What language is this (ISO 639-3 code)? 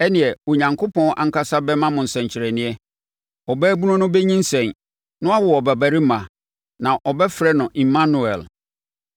aka